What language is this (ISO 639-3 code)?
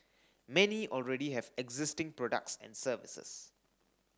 eng